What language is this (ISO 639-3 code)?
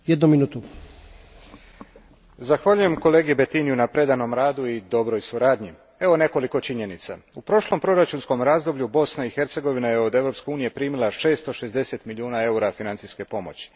hrv